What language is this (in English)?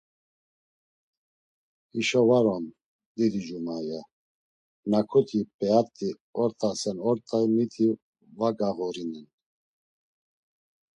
Laz